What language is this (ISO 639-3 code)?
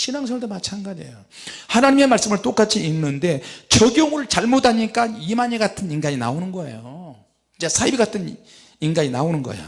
kor